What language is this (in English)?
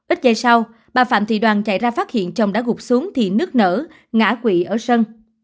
Vietnamese